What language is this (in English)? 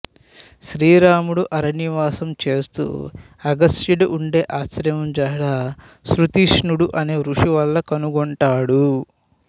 Telugu